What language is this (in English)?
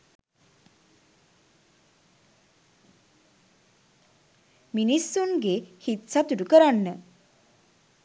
Sinhala